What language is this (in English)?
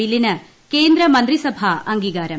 Malayalam